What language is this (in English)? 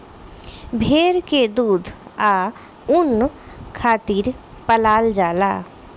Bhojpuri